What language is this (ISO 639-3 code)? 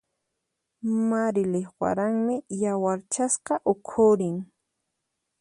qxp